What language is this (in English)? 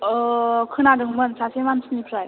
Bodo